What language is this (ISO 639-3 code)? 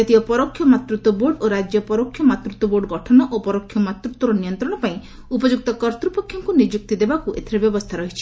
ori